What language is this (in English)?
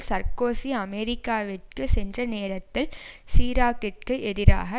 Tamil